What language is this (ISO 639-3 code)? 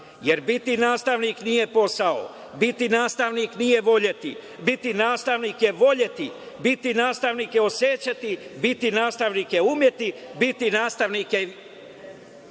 srp